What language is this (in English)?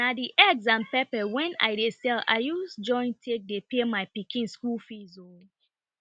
Nigerian Pidgin